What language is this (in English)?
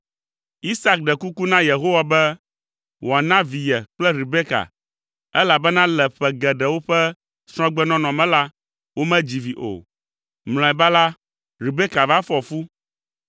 Ewe